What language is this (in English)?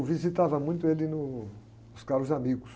Portuguese